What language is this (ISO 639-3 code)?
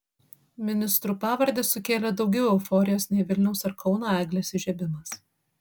lit